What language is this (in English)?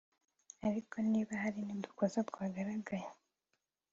Kinyarwanda